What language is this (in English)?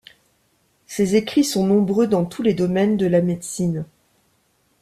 French